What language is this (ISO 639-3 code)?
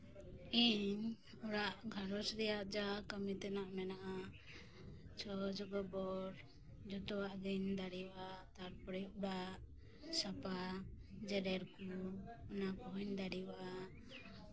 sat